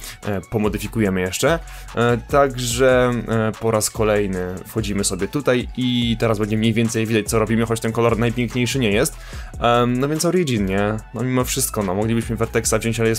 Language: Polish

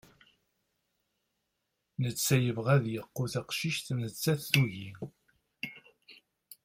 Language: Kabyle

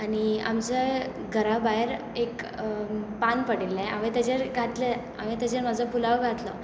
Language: Konkani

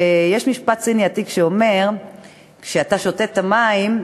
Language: Hebrew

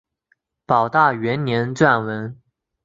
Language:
Chinese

